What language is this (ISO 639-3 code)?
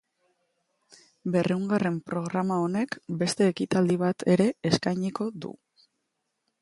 eus